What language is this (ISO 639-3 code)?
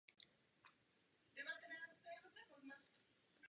ces